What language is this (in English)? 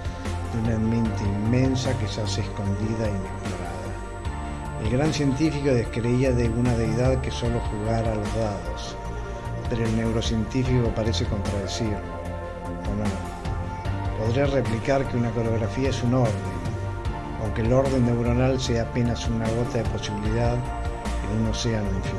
Spanish